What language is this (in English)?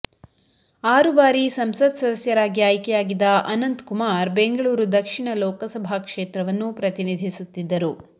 Kannada